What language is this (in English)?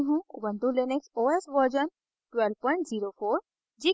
Hindi